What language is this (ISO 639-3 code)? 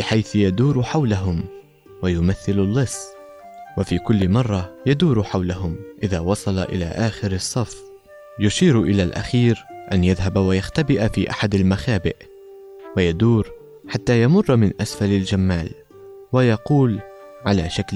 ara